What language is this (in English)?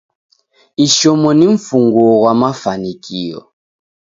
Taita